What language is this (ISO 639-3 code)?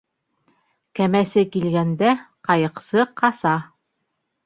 bak